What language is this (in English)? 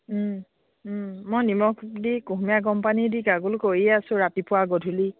Assamese